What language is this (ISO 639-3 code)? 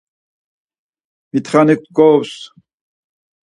lzz